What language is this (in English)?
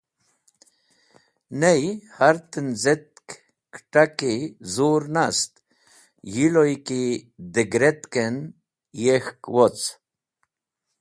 Wakhi